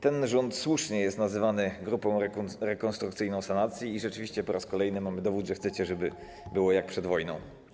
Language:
Polish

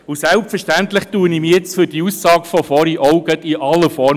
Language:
Swiss German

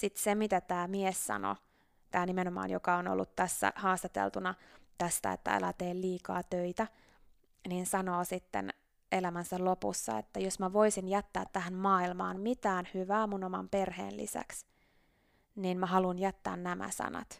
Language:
Finnish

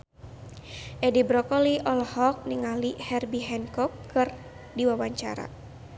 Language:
Sundanese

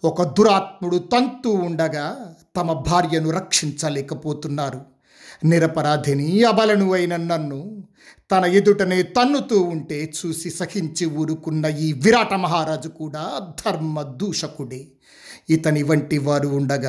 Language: Telugu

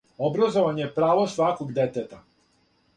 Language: Serbian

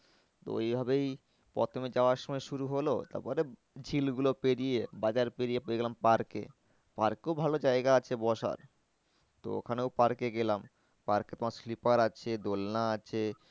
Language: Bangla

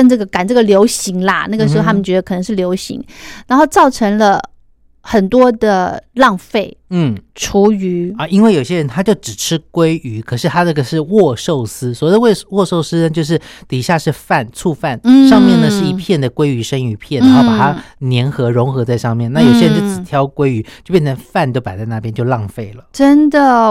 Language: Chinese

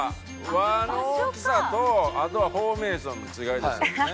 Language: Japanese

